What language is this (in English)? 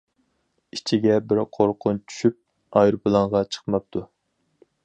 Uyghur